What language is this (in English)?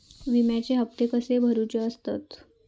Marathi